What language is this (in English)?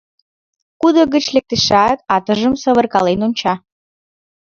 Mari